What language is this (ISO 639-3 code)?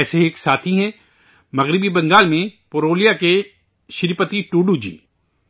urd